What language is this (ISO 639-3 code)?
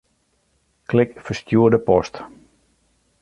fry